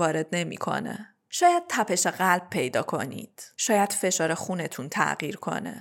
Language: Persian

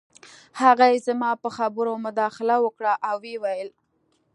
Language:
Pashto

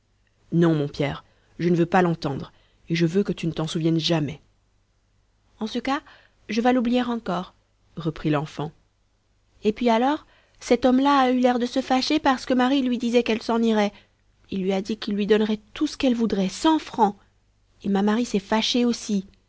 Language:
French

